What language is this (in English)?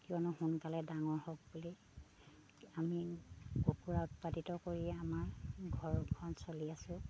Assamese